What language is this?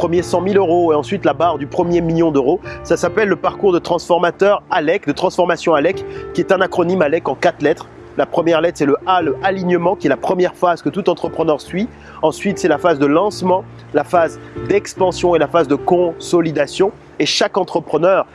French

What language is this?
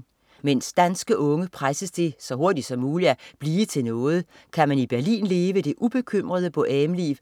Danish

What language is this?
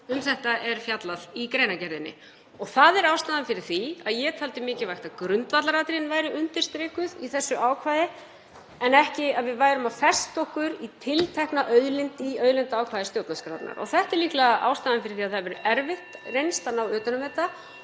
Icelandic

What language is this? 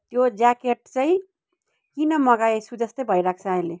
Nepali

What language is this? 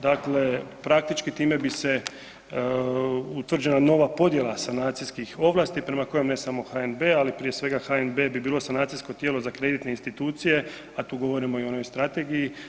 Croatian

